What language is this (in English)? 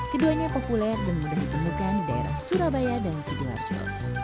Indonesian